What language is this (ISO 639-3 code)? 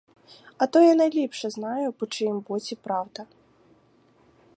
ukr